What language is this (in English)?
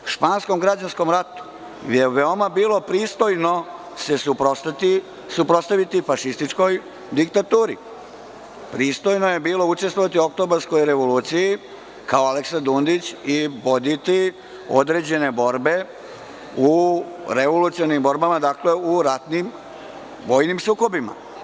Serbian